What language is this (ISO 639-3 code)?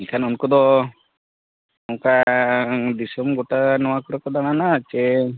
sat